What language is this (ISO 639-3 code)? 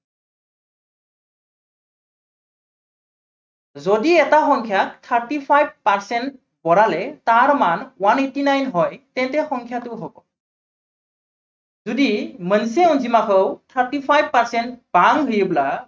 asm